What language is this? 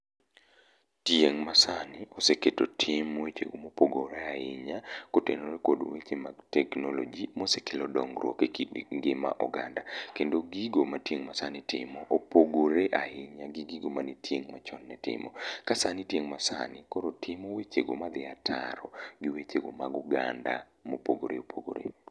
Luo (Kenya and Tanzania)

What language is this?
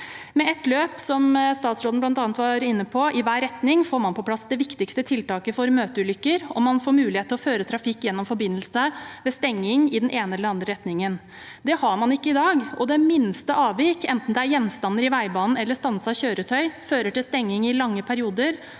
Norwegian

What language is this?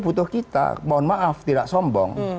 Indonesian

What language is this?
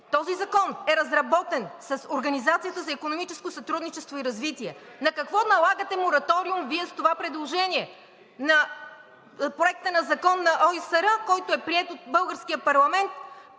Bulgarian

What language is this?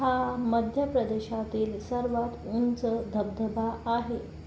Marathi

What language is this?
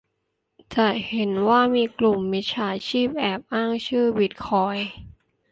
Thai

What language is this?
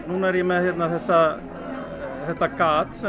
Icelandic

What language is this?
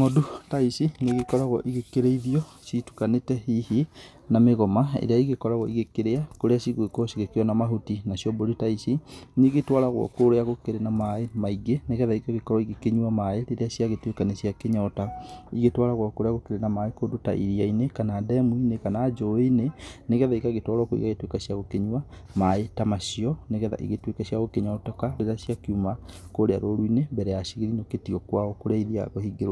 Kikuyu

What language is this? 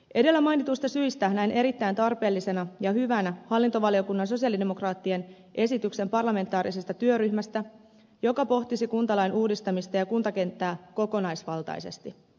Finnish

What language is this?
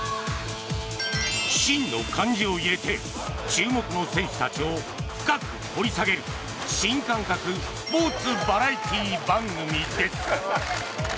Japanese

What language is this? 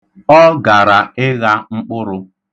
Igbo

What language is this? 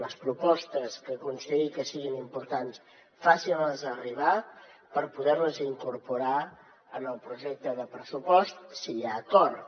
Catalan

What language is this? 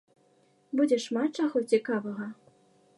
Belarusian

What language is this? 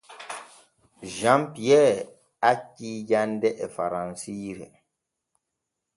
Borgu Fulfulde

